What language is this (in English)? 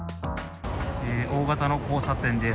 Japanese